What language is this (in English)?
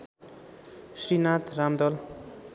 Nepali